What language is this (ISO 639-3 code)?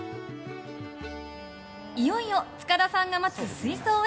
jpn